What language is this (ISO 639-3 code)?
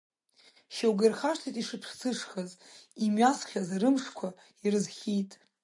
abk